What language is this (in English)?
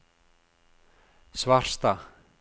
Norwegian